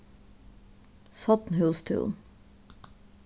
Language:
Faroese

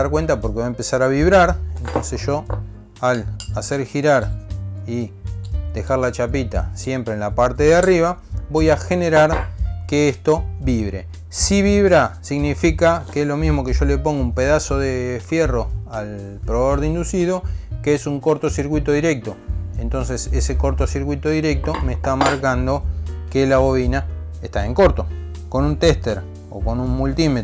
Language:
Spanish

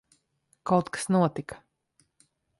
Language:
Latvian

